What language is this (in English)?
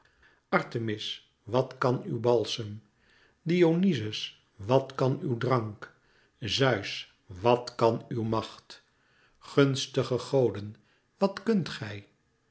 Dutch